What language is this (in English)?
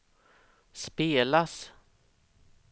Swedish